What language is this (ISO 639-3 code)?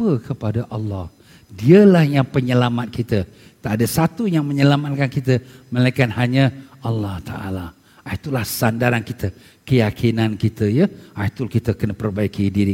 msa